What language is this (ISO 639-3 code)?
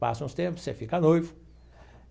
por